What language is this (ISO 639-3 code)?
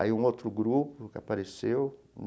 por